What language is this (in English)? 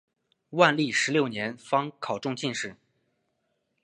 Chinese